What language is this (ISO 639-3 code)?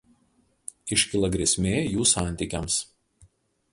lit